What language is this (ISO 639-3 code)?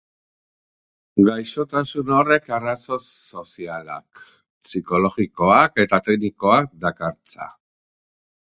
eus